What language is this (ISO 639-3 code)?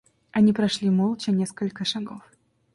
rus